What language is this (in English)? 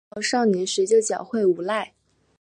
Chinese